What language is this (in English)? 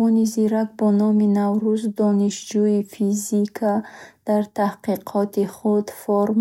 Bukharic